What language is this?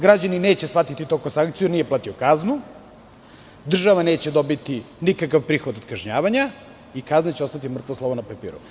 Serbian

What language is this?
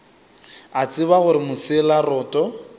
Northern Sotho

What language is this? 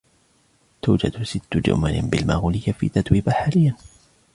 Arabic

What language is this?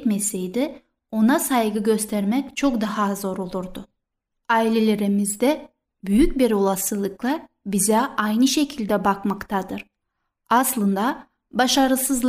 Turkish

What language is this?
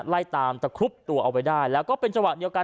Thai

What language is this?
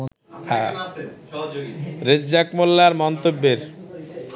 Bangla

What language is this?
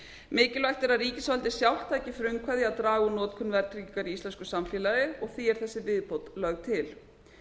Icelandic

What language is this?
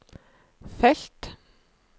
Norwegian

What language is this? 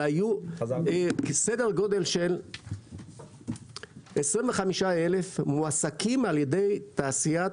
Hebrew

